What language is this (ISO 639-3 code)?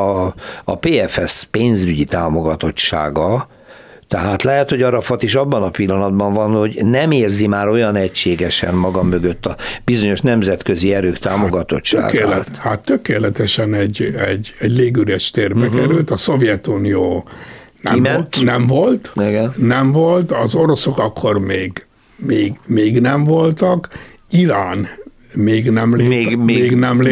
hun